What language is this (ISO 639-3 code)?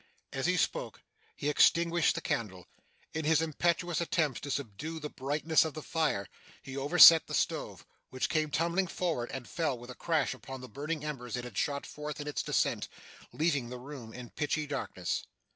eng